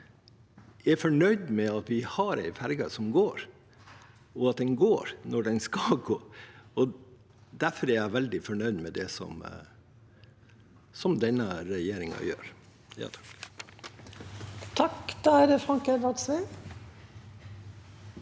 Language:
Norwegian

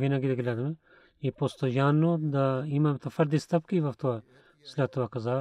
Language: Bulgarian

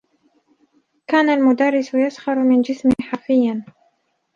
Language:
Arabic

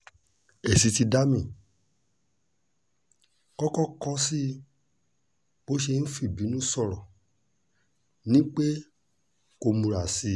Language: Yoruba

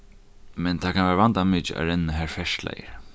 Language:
Faroese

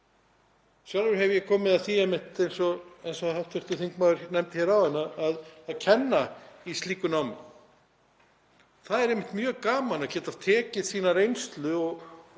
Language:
Icelandic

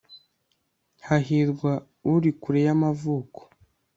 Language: Kinyarwanda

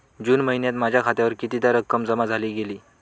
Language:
Marathi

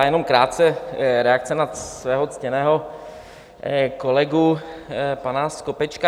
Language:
Czech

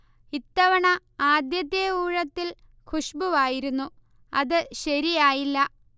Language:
Malayalam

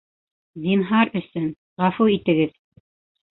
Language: Bashkir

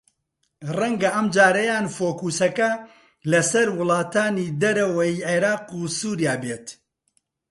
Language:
Central Kurdish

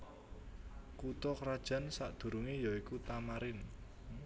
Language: Javanese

